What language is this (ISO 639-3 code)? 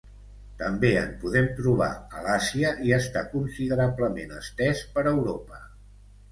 cat